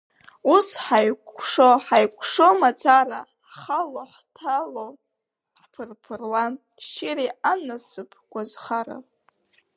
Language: Abkhazian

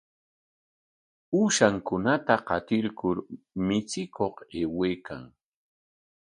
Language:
Corongo Ancash Quechua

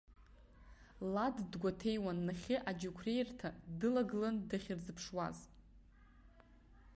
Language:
Abkhazian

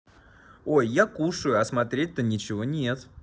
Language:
Russian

